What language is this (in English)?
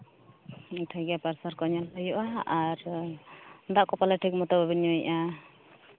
Santali